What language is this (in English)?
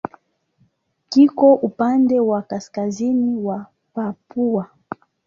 Swahili